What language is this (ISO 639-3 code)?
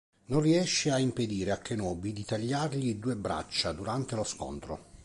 ita